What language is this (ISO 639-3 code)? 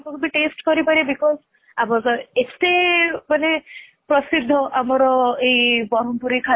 ori